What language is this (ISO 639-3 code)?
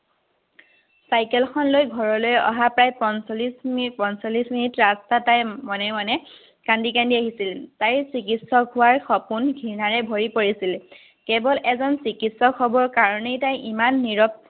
asm